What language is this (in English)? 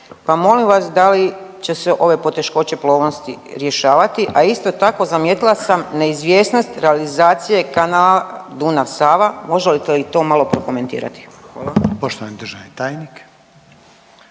Croatian